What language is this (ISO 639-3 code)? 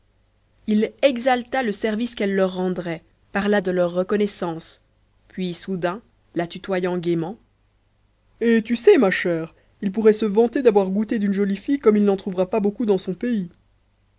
fra